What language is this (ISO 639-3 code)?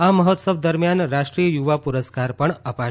guj